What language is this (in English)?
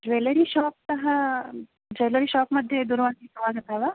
Sanskrit